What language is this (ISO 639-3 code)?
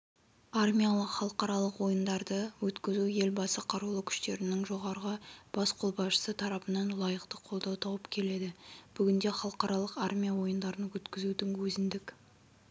kaz